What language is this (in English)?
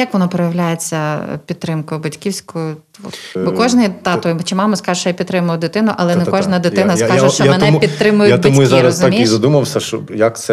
Ukrainian